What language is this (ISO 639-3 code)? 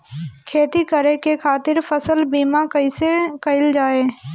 bho